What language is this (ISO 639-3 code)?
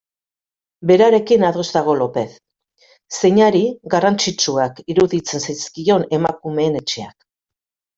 eus